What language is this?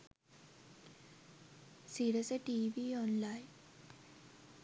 Sinhala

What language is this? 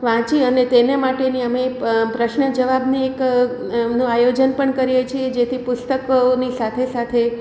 Gujarati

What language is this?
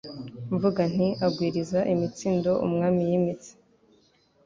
Kinyarwanda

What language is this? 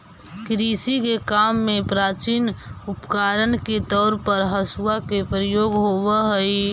Magahi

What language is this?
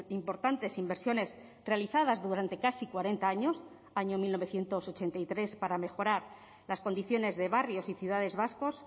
Spanish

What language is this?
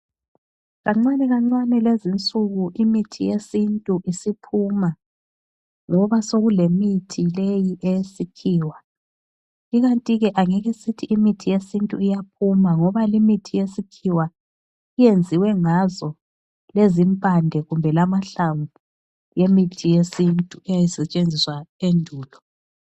North Ndebele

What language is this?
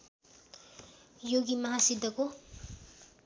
Nepali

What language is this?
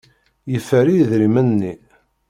Kabyle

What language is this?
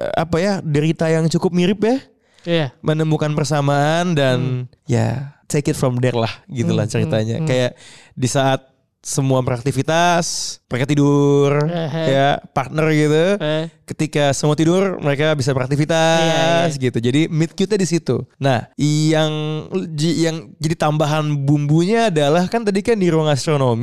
Indonesian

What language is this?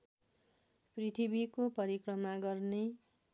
Nepali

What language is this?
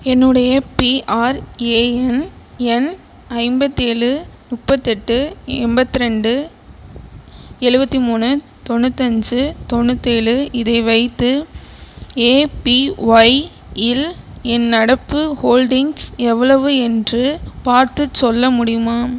Tamil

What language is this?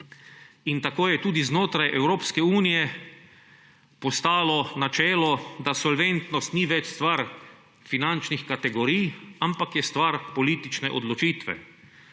Slovenian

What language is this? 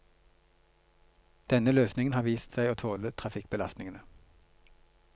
Norwegian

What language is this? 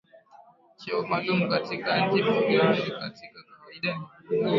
Swahili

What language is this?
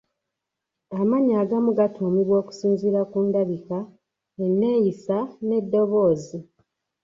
Ganda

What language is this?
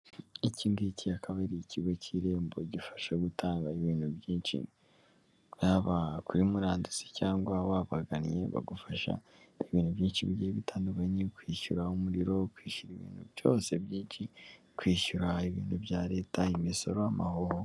Kinyarwanda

